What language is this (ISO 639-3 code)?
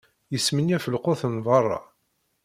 kab